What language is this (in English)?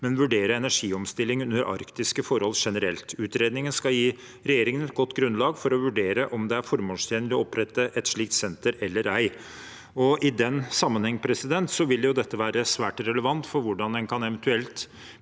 Norwegian